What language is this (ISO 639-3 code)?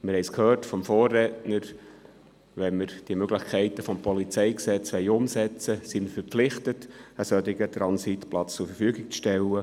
gsw